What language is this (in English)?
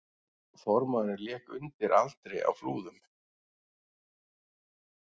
Icelandic